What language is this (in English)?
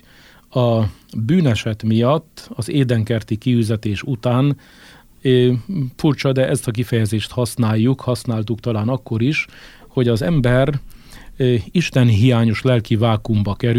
Hungarian